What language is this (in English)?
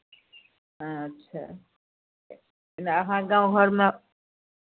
Maithili